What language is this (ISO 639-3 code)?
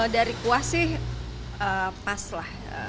ind